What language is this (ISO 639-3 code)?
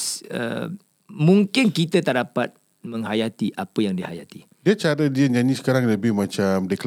msa